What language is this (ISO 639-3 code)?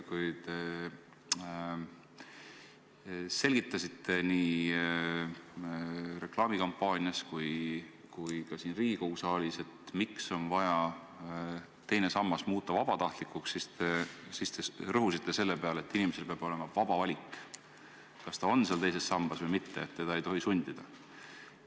est